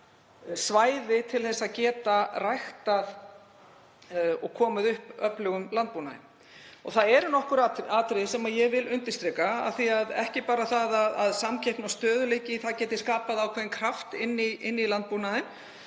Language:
Icelandic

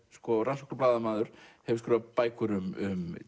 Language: Icelandic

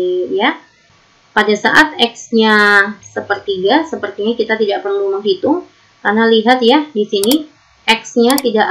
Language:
Indonesian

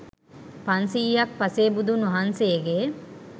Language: Sinhala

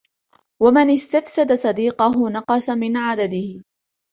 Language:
Arabic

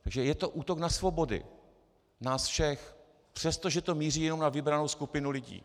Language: Czech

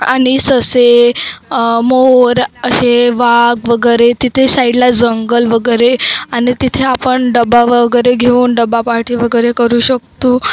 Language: Marathi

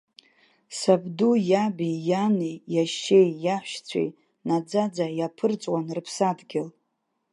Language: Abkhazian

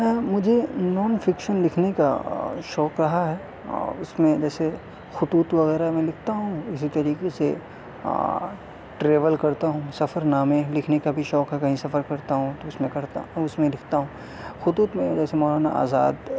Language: Urdu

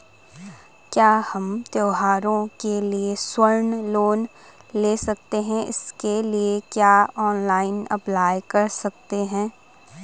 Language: Hindi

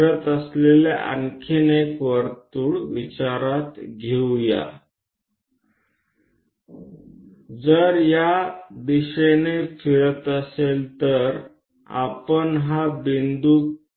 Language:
Gujarati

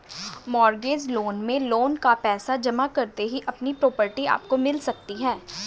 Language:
Hindi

